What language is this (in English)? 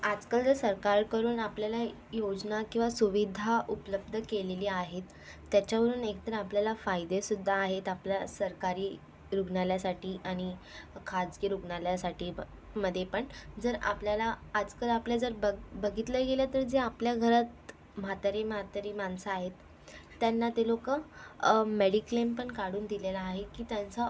Marathi